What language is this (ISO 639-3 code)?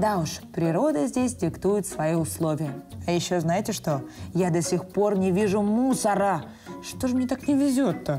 rus